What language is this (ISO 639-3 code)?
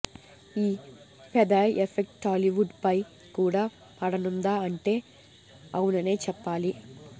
tel